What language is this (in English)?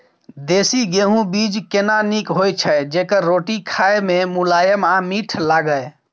Maithili